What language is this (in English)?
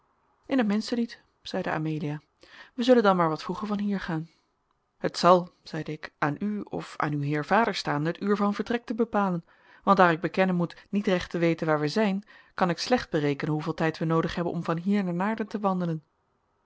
Dutch